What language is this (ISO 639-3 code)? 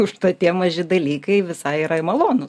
lit